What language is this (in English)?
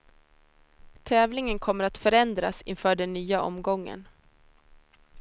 Swedish